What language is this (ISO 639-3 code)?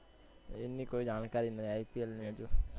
guj